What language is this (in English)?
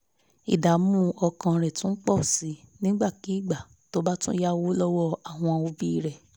Yoruba